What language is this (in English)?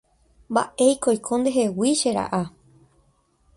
Guarani